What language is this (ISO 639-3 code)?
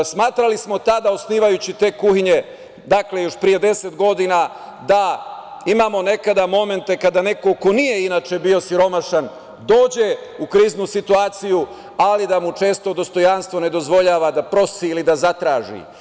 srp